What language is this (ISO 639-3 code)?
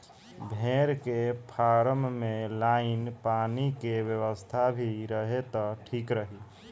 bho